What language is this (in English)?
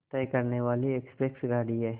Hindi